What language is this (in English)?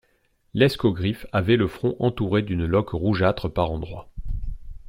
French